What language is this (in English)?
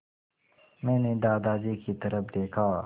Hindi